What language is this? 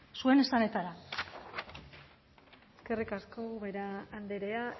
Basque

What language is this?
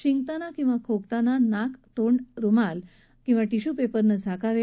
Marathi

